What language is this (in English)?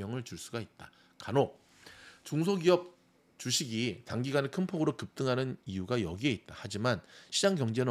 Korean